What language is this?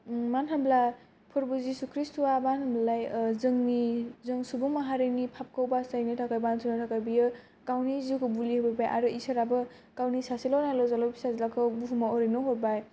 Bodo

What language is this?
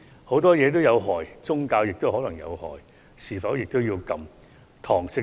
Cantonese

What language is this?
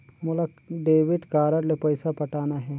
Chhattisgarhi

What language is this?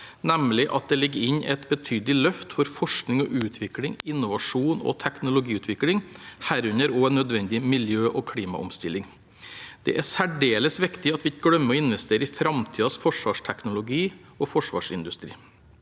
Norwegian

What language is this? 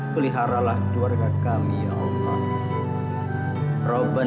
Indonesian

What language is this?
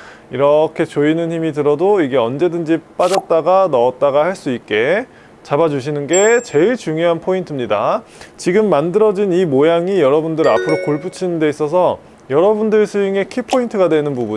Korean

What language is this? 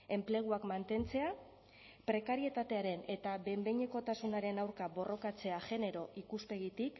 Basque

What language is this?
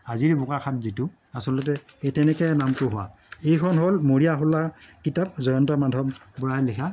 Assamese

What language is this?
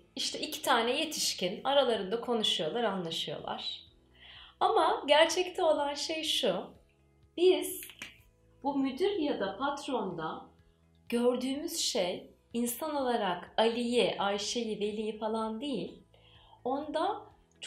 Turkish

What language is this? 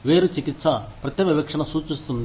Telugu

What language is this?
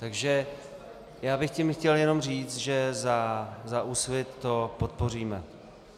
Czech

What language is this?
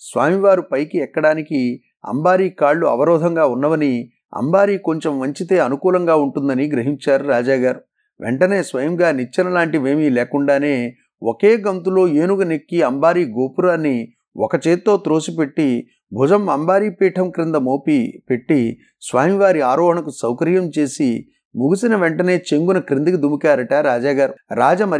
Telugu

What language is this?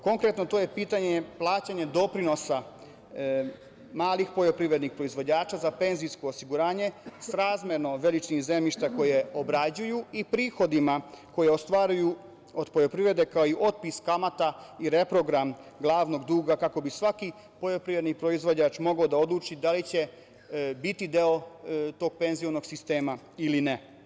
Serbian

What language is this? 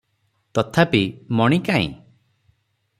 Odia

